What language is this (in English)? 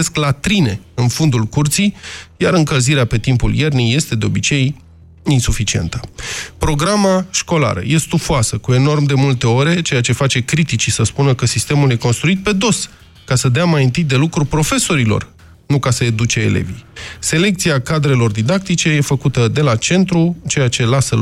Romanian